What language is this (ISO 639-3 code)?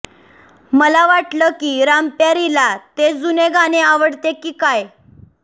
mar